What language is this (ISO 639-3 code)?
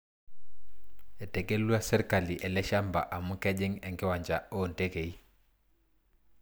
mas